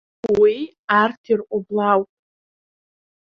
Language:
Abkhazian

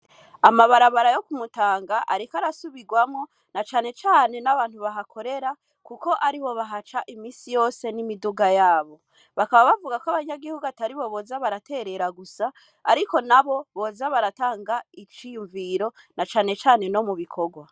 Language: Rundi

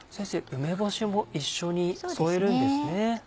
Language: Japanese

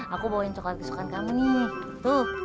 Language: Indonesian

